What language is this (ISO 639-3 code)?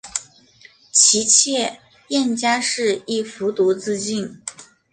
zho